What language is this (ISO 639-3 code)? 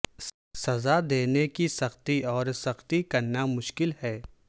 urd